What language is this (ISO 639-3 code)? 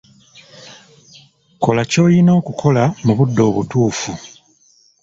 lug